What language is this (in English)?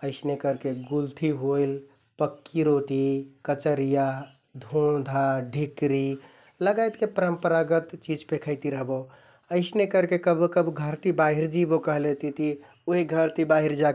Kathoriya Tharu